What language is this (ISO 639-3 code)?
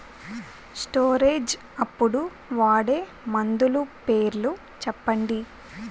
tel